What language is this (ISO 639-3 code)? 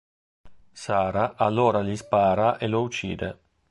ita